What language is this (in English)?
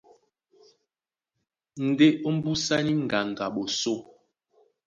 Duala